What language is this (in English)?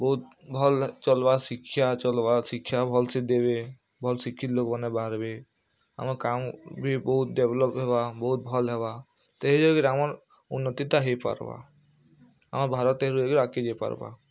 Odia